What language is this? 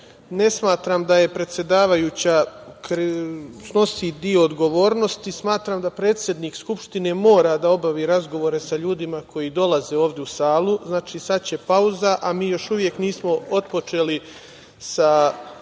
Serbian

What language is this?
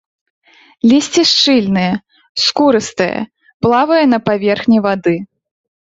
Belarusian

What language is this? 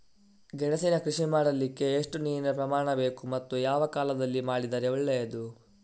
Kannada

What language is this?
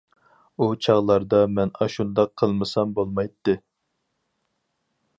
Uyghur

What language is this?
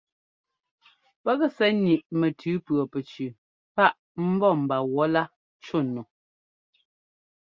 Ngomba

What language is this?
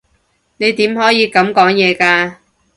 Cantonese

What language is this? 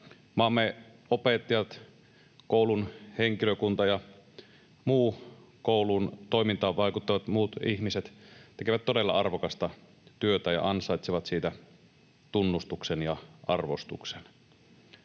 Finnish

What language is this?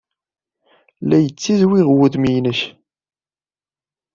Kabyle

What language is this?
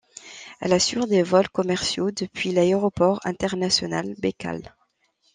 French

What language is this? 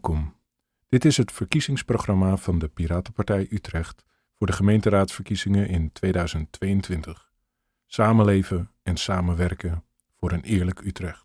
Dutch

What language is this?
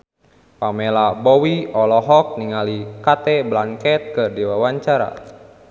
Sundanese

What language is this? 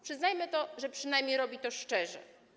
Polish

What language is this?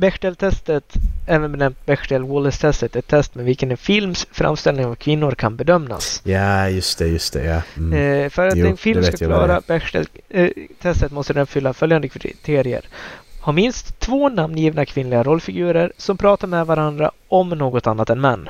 Swedish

